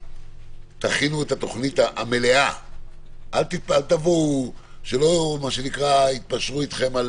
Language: Hebrew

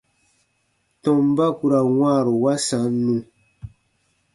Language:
Baatonum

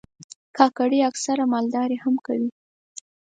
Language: Pashto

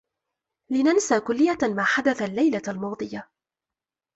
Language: Arabic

